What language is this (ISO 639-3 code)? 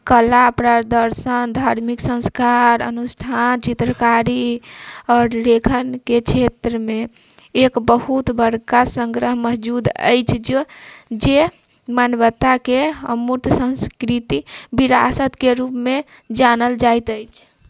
mai